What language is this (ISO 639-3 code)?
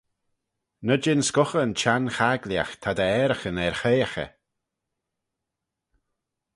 glv